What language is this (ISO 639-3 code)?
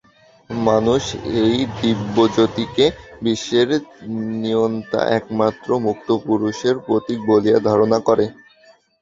ben